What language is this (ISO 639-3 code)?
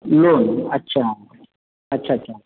mar